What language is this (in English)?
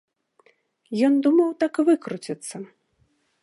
Belarusian